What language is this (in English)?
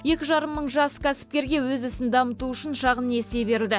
Kazakh